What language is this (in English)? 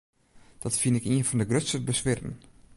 Western Frisian